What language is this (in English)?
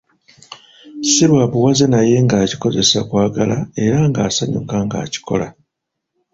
Ganda